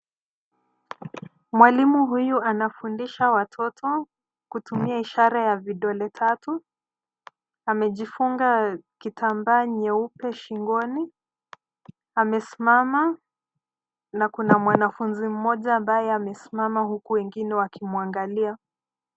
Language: Swahili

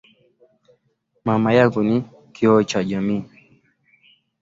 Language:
Swahili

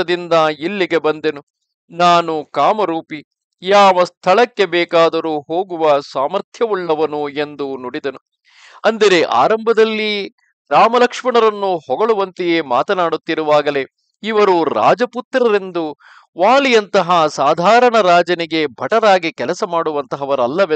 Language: Kannada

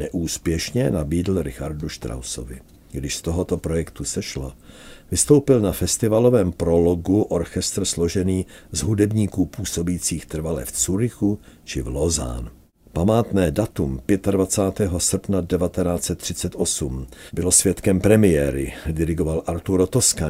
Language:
Czech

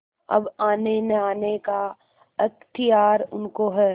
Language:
Hindi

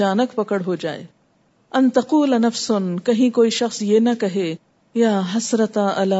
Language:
Urdu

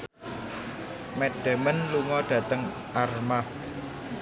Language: Javanese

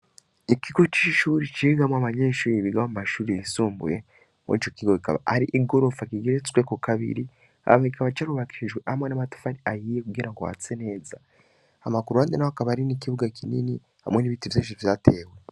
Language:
Rundi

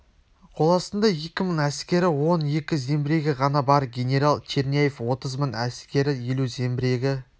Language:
Kazakh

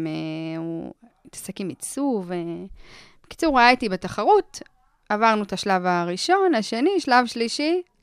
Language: Hebrew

